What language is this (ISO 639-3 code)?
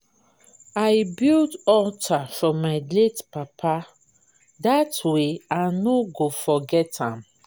pcm